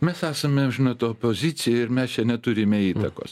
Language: Lithuanian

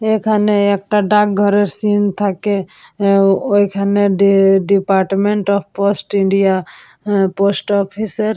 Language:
Bangla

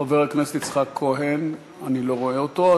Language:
Hebrew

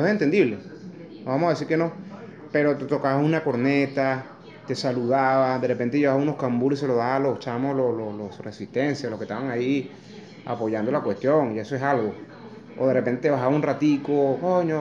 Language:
Spanish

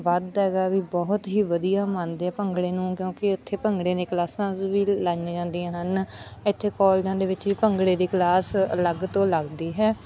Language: Punjabi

